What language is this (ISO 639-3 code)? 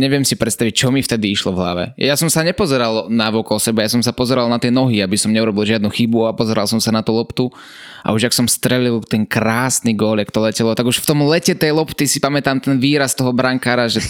slk